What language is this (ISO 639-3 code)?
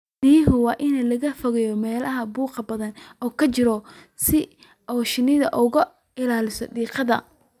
som